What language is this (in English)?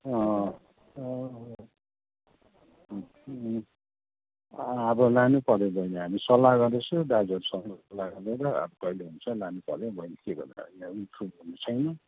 Nepali